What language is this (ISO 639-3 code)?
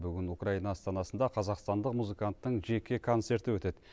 kaz